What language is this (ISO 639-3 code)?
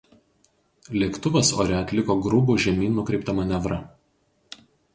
lit